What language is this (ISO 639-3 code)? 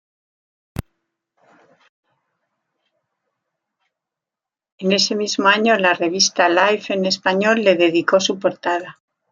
spa